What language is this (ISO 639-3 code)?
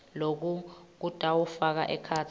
ssw